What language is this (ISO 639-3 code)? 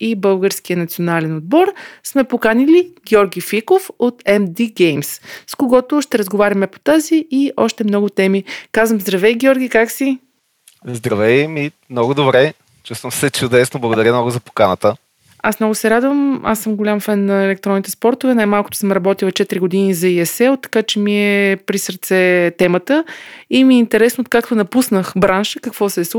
bul